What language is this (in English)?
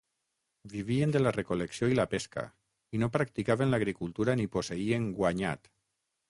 Catalan